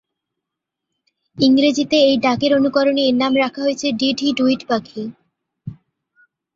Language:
Bangla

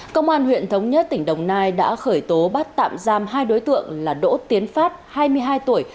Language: Vietnamese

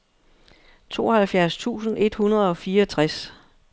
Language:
Danish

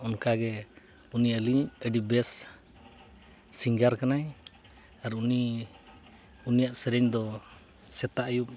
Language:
Santali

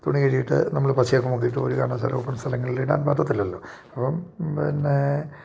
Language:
Malayalam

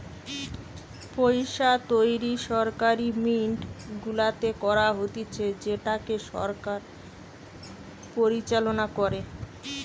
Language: Bangla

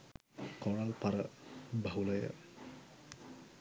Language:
Sinhala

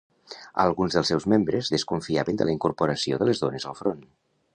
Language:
Catalan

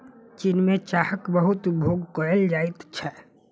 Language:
Maithili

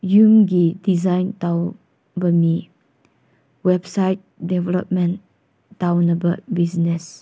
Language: Manipuri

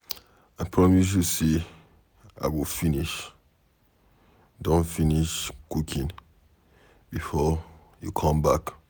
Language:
Nigerian Pidgin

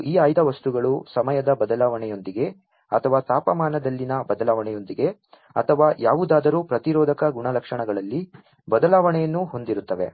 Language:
Kannada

